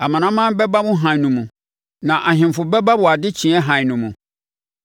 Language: Akan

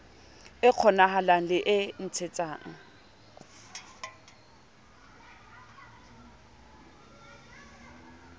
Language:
Southern Sotho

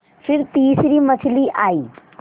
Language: Hindi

